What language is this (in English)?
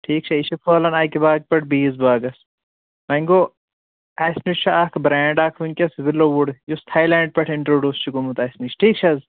Kashmiri